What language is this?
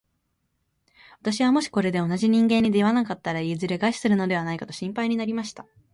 Japanese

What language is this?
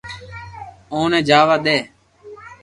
Loarki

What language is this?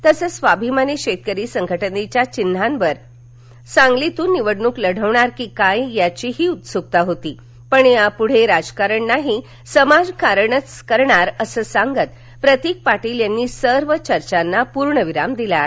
Marathi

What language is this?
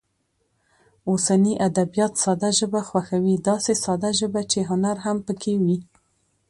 Pashto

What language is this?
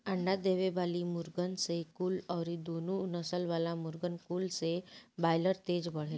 Bhojpuri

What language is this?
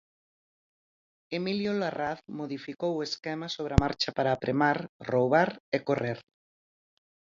Galician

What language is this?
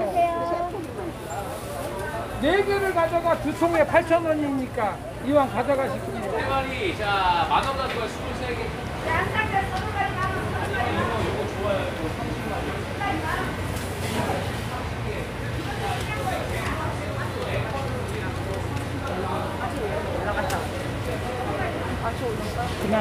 Korean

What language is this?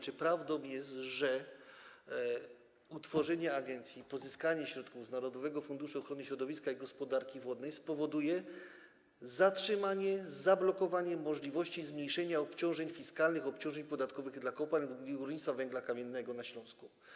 Polish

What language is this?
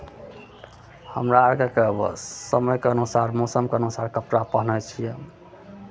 Maithili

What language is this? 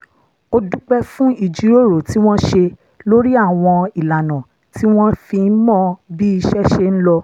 Yoruba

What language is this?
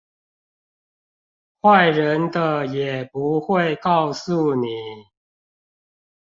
Chinese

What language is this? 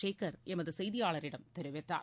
Tamil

